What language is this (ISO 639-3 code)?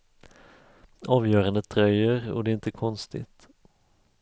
swe